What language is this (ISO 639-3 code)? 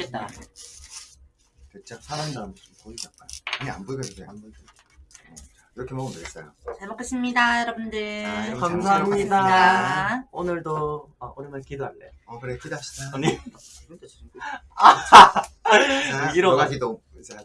kor